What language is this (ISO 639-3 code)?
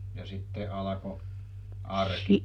fin